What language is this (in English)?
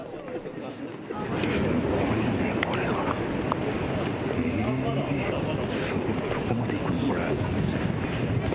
Japanese